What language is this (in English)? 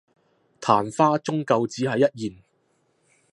Cantonese